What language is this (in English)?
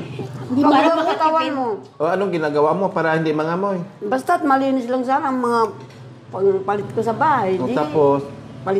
Filipino